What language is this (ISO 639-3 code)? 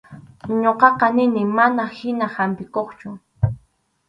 qxu